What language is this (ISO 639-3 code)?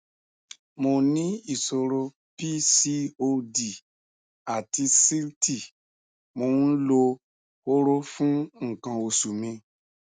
yor